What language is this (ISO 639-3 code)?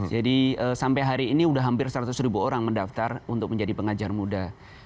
ind